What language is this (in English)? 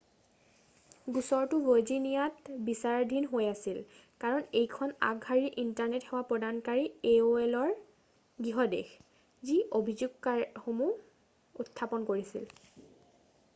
Assamese